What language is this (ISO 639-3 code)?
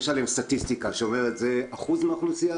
heb